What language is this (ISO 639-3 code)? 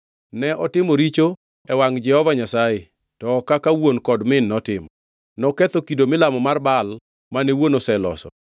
luo